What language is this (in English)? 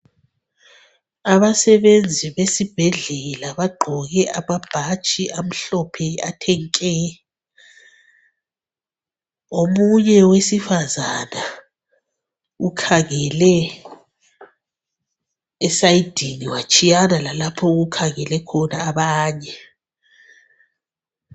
North Ndebele